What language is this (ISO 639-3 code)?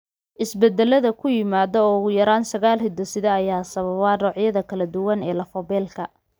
som